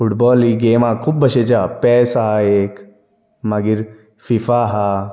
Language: Konkani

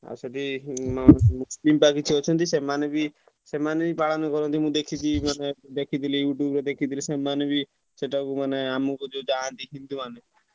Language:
Odia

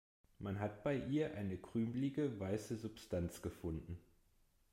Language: German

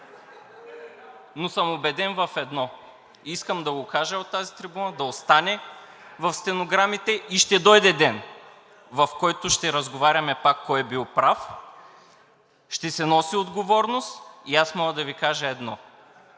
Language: Bulgarian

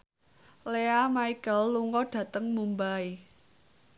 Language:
Javanese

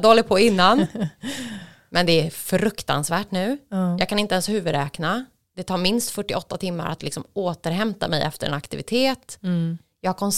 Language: Swedish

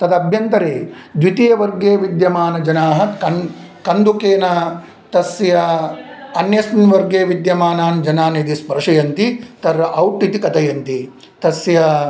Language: Sanskrit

